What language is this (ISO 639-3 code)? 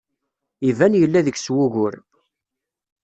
kab